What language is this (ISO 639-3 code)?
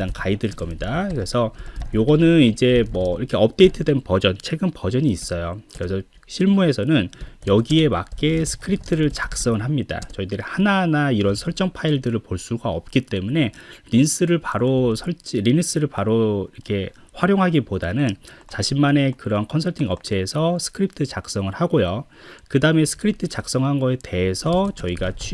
kor